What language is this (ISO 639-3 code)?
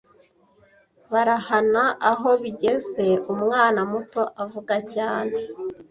kin